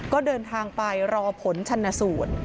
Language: Thai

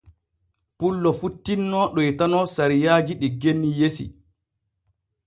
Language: Borgu Fulfulde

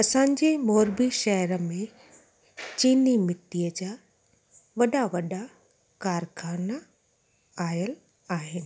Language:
Sindhi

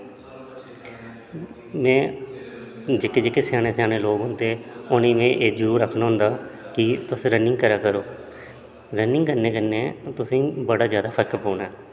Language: Dogri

